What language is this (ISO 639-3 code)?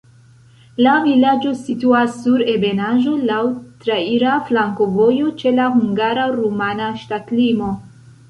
epo